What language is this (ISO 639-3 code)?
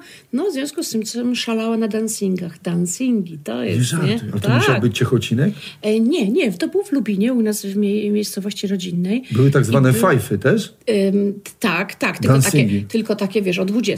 pol